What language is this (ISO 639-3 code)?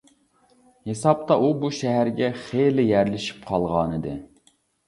uig